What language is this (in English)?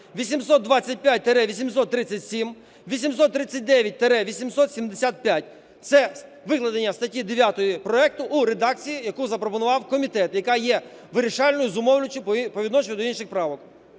Ukrainian